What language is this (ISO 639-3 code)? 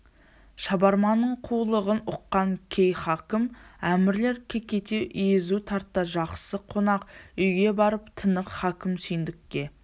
kaz